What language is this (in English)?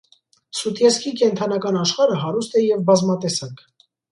Armenian